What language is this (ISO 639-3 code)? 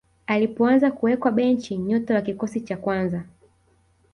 swa